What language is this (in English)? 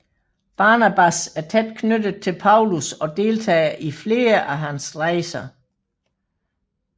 Danish